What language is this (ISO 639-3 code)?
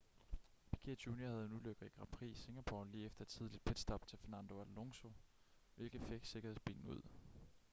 dan